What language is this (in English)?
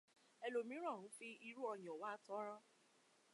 Yoruba